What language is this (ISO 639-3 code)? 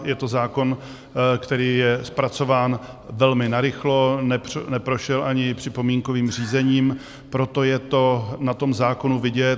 ces